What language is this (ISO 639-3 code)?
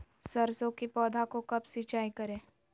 mag